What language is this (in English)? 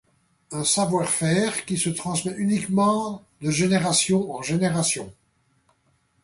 French